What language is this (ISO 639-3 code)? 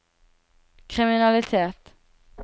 nor